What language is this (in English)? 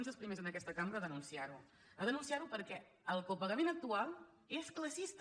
Catalan